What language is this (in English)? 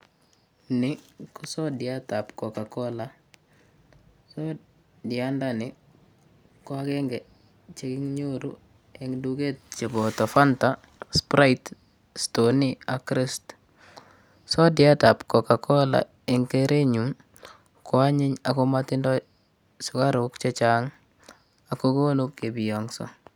Kalenjin